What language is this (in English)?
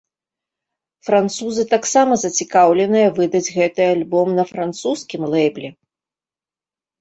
Belarusian